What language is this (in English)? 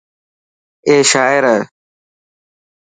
Dhatki